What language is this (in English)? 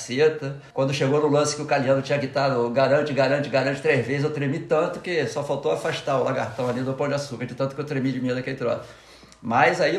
Portuguese